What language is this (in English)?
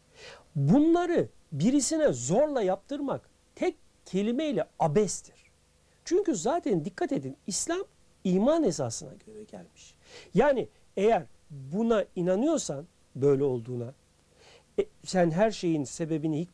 Turkish